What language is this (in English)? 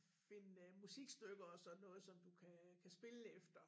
Danish